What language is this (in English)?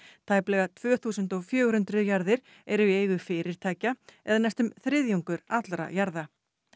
Icelandic